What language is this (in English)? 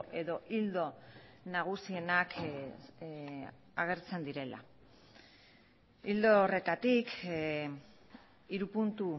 Basque